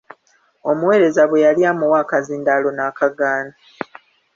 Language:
Ganda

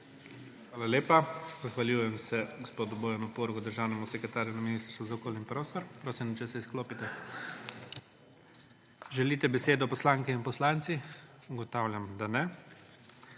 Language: Slovenian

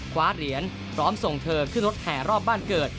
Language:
Thai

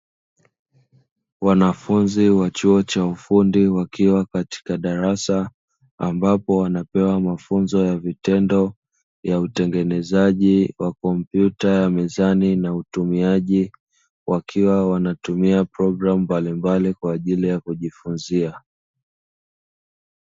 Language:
Swahili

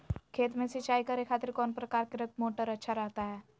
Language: Magahi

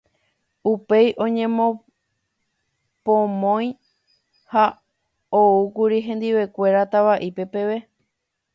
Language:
Guarani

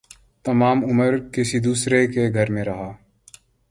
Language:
Urdu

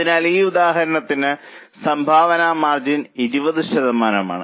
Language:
Malayalam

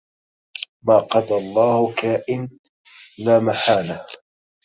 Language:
Arabic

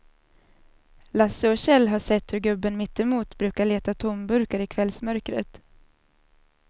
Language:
Swedish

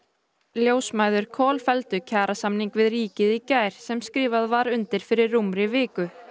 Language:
Icelandic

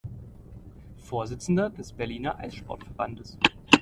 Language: German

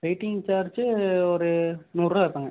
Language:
Tamil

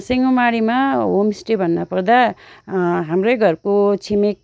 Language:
Nepali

